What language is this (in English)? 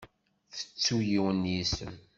Kabyle